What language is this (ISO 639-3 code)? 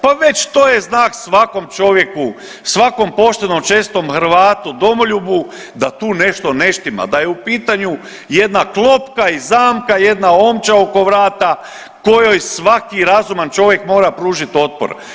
hrv